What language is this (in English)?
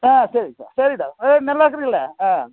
Tamil